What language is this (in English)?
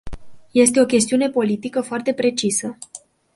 Romanian